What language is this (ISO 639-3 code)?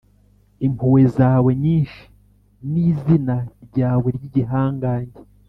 kin